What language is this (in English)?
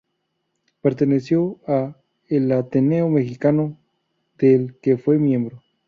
Spanish